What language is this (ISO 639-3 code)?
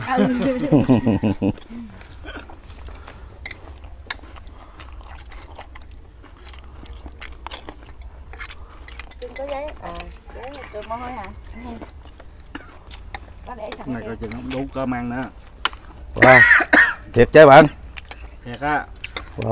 vie